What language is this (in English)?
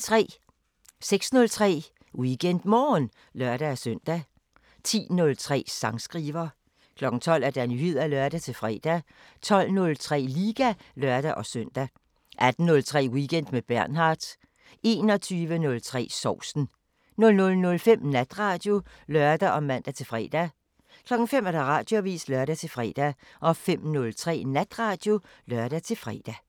Danish